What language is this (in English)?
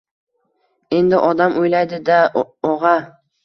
Uzbek